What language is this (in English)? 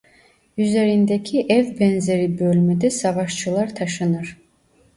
Turkish